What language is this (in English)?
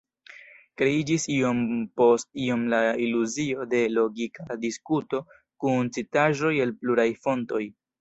Esperanto